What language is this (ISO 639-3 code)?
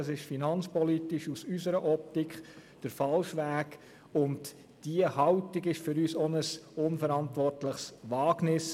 gsw